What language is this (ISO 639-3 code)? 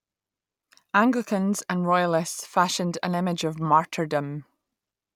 eng